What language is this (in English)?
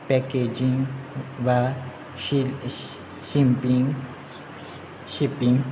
Konkani